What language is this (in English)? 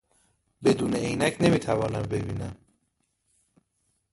Persian